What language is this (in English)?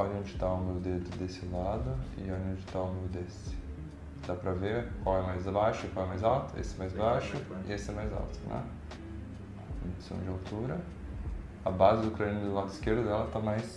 Portuguese